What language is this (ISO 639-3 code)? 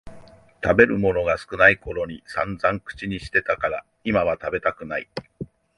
jpn